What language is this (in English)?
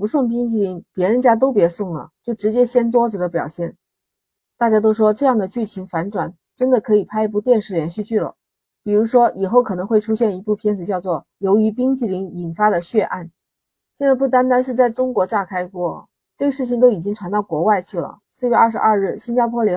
Chinese